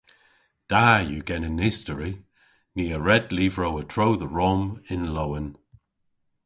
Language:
Cornish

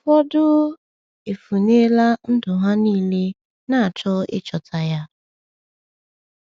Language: Igbo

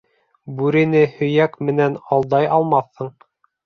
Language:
Bashkir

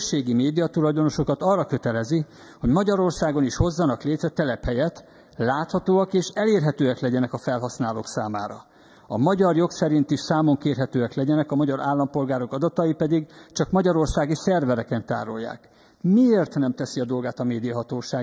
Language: Hungarian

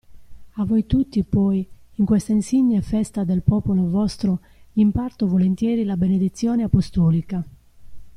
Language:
Italian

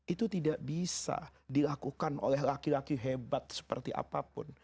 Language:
Indonesian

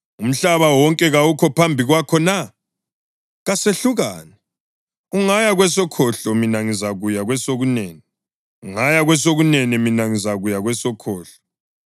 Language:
North Ndebele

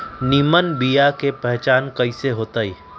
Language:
Magahi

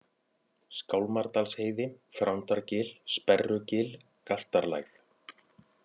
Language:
Icelandic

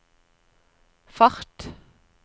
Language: Norwegian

